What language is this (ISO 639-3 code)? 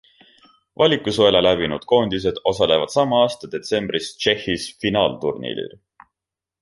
est